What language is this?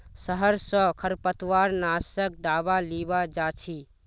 Magahi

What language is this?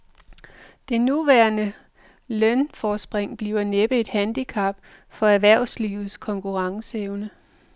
Danish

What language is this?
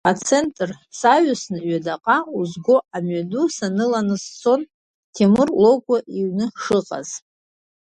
Abkhazian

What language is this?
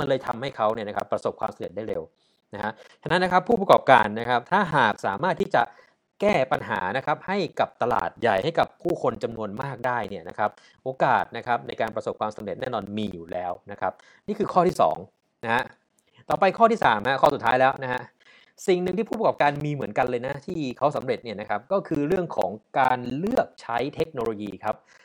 Thai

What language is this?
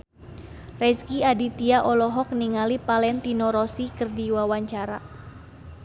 Sundanese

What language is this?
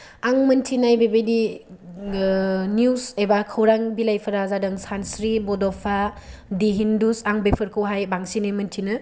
Bodo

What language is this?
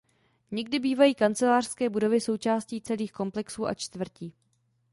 Czech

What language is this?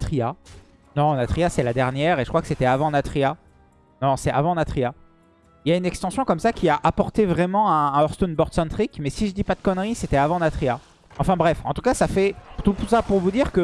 French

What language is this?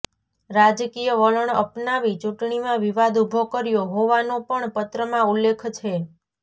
Gujarati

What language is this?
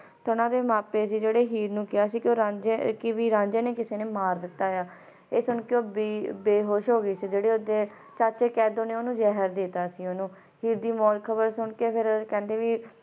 Punjabi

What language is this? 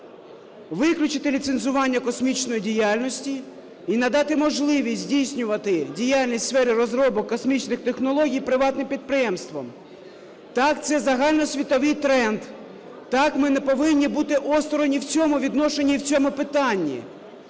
Ukrainian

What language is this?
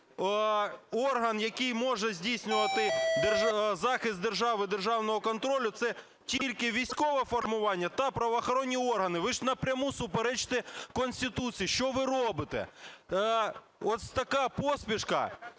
Ukrainian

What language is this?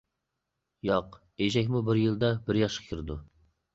Uyghur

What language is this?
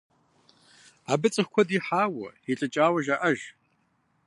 Kabardian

